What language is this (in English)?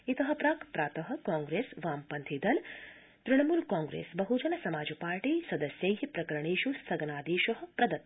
Sanskrit